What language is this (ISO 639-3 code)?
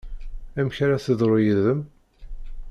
kab